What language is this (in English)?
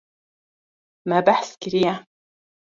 Kurdish